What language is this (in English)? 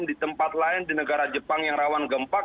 Indonesian